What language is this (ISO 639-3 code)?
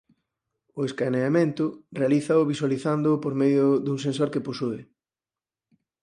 glg